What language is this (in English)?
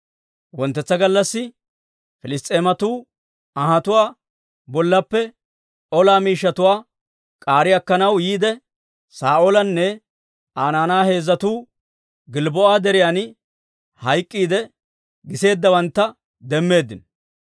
Dawro